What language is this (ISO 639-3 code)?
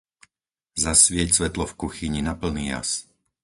slk